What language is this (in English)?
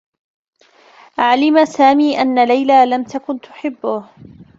Arabic